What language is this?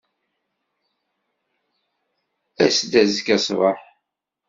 Kabyle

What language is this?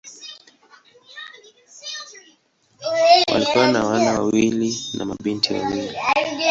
Swahili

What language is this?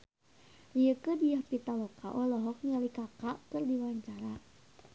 Sundanese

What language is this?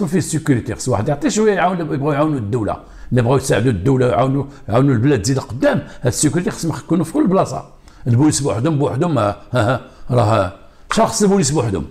Arabic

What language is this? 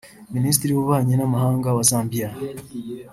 Kinyarwanda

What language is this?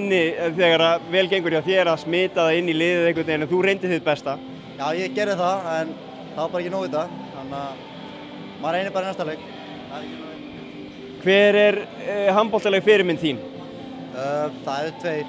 Norwegian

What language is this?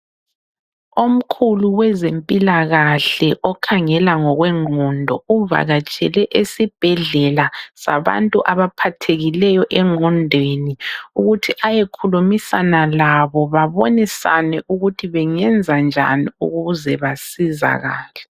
North Ndebele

